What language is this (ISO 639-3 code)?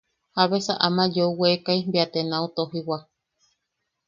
yaq